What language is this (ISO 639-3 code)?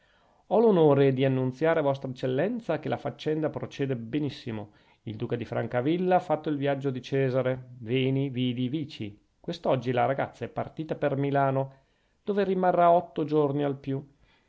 ita